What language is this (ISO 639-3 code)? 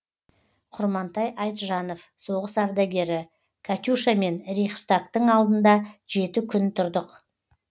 kaz